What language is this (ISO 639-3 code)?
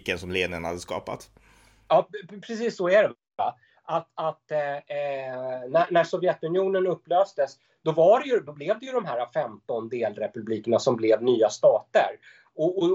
swe